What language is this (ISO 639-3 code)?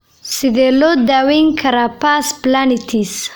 som